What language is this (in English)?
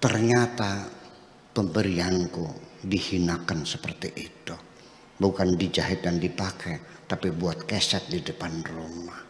Indonesian